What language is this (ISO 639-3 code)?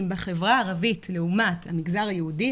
heb